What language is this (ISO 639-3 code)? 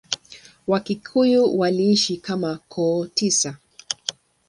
swa